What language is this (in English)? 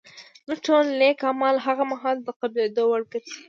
Pashto